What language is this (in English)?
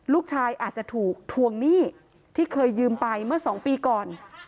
Thai